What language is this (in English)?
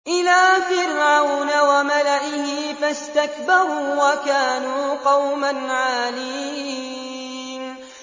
Arabic